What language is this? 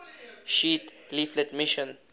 English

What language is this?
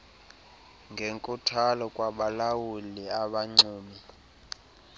Xhosa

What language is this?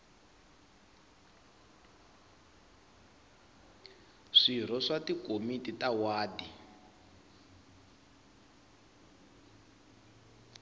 Tsonga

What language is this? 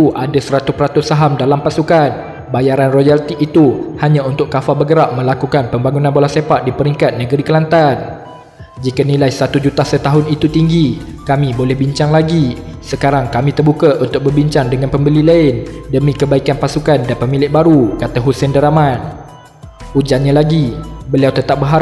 Malay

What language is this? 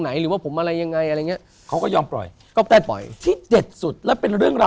Thai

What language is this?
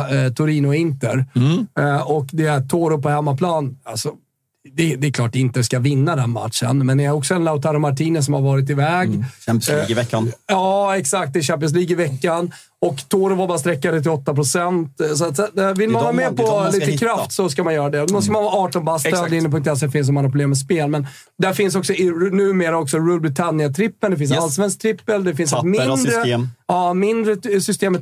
Swedish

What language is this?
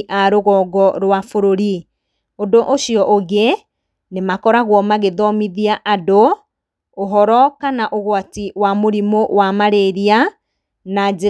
Kikuyu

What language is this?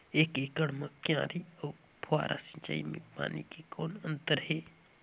Chhattisgarhi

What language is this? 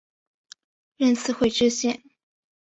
Chinese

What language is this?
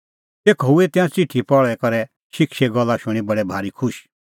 Kullu Pahari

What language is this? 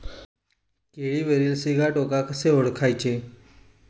Marathi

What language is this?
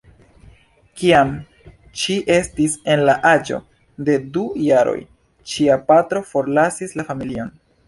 Esperanto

